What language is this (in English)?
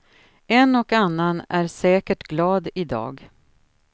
Swedish